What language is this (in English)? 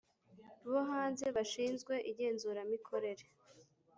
Kinyarwanda